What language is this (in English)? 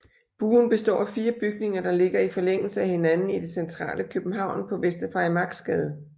Danish